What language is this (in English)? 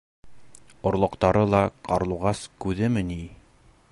Bashkir